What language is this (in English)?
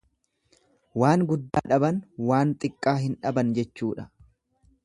Oromo